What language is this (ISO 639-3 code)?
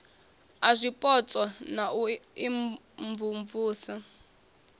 ven